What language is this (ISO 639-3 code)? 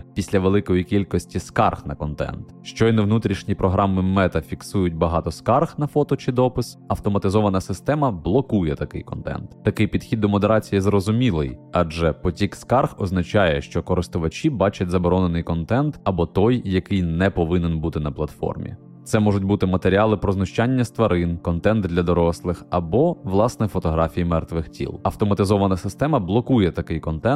ukr